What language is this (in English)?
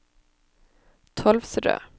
Norwegian